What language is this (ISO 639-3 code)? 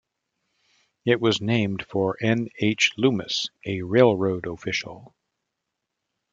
eng